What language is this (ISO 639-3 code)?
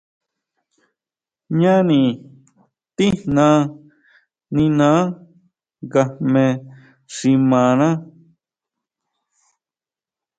mau